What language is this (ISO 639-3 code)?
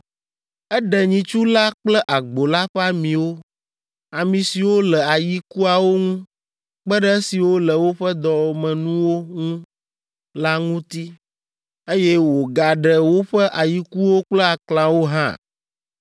ewe